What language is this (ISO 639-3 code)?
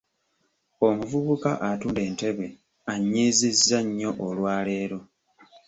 lug